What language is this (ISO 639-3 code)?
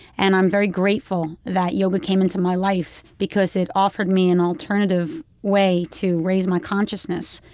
eng